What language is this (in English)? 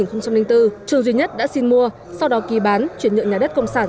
Vietnamese